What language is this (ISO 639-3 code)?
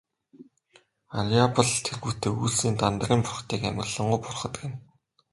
mon